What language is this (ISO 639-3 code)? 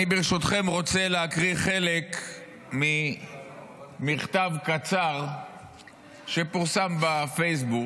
heb